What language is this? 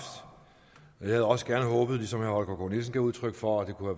Danish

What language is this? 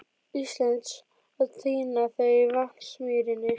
Icelandic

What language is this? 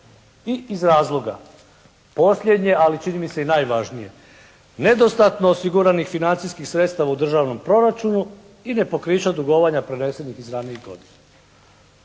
Croatian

